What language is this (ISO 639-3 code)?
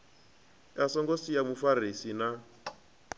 ven